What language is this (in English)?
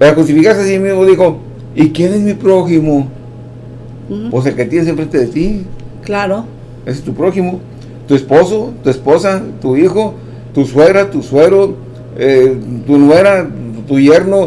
Spanish